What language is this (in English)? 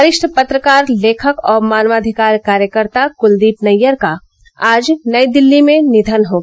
Hindi